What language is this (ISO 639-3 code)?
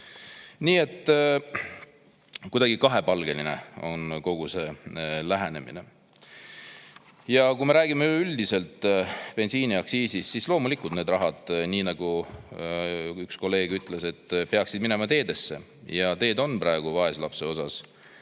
est